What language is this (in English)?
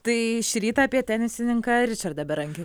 Lithuanian